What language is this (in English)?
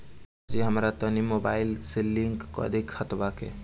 Bhojpuri